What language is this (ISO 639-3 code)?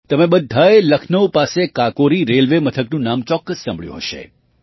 guj